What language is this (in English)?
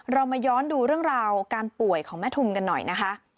Thai